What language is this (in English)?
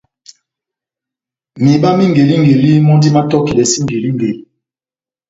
Batanga